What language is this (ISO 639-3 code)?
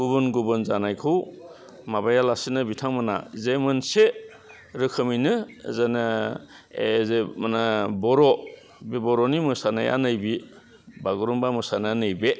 brx